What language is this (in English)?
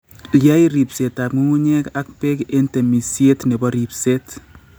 Kalenjin